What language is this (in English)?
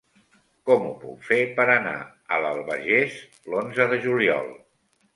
Catalan